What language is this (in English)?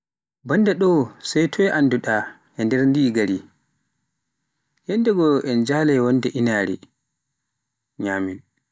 Pular